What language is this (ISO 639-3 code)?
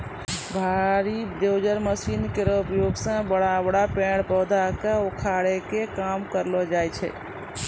mai